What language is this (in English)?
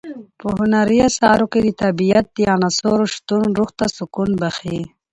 Pashto